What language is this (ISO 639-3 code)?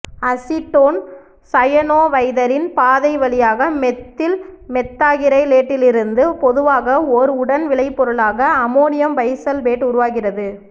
tam